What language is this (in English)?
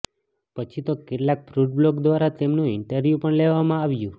Gujarati